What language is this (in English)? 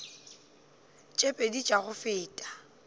Northern Sotho